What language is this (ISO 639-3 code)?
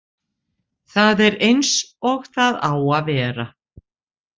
isl